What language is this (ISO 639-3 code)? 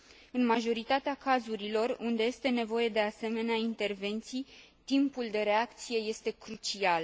ron